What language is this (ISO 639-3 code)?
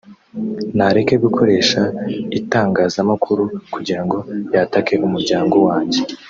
kin